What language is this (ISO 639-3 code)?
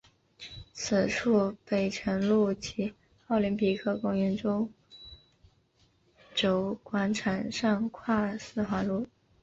zho